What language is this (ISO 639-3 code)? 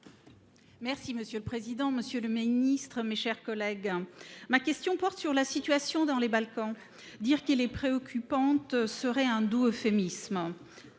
fra